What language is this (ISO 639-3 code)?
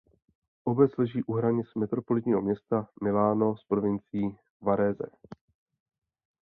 ces